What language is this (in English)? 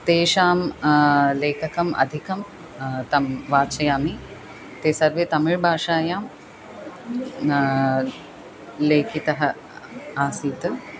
Sanskrit